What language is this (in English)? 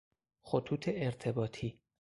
Persian